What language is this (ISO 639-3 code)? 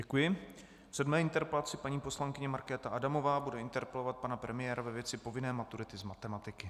ces